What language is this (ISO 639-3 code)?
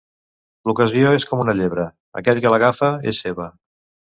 cat